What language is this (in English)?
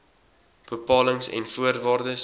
Afrikaans